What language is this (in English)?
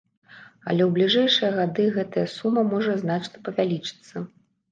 Belarusian